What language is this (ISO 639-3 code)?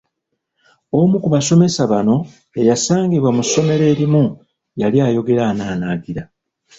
lug